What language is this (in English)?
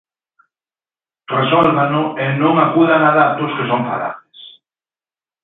Galician